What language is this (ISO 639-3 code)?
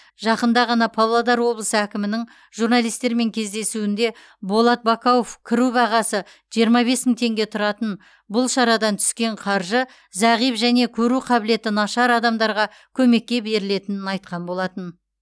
kaz